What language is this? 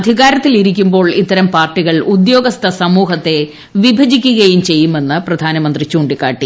Malayalam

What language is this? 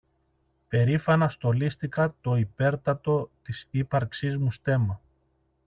Greek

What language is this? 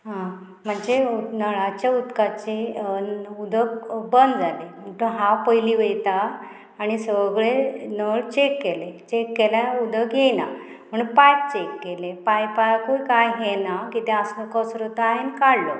Konkani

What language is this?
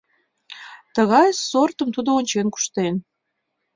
Mari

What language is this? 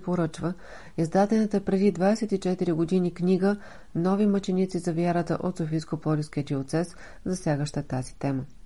Bulgarian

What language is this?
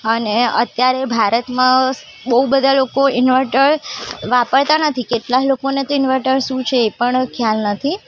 Gujarati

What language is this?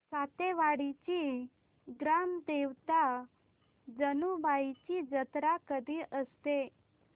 Marathi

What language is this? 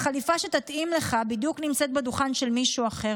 Hebrew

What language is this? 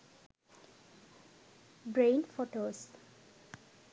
Sinhala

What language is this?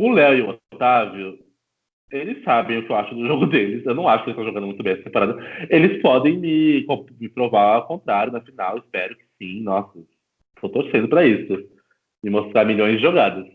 Portuguese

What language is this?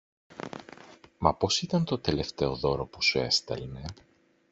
Greek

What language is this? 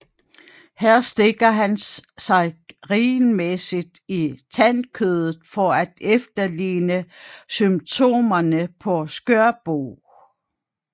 Danish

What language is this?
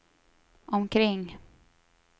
Swedish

